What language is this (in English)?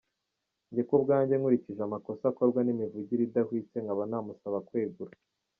Kinyarwanda